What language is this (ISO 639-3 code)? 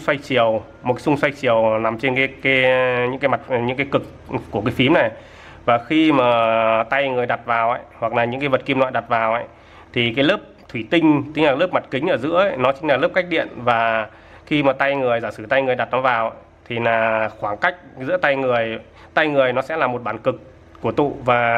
vie